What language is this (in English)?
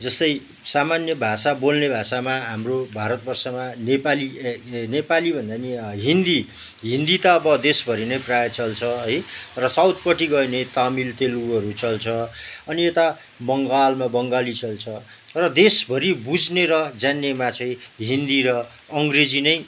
Nepali